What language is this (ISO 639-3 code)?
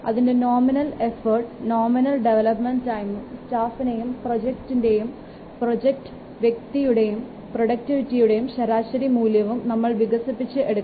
mal